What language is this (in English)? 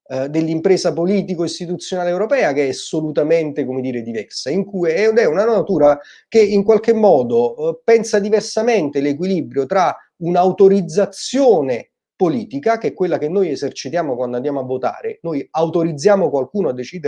Italian